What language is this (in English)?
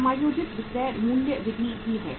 Hindi